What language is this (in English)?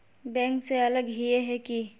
Magahi